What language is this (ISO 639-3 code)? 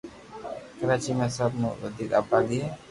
lrk